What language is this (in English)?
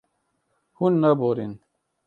Kurdish